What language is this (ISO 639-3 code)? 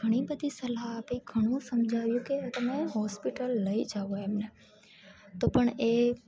guj